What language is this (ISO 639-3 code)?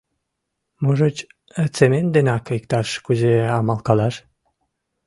chm